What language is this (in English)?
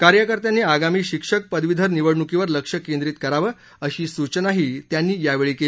Marathi